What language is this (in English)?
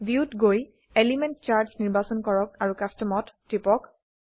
Assamese